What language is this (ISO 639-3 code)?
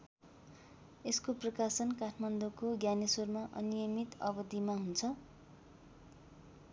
nep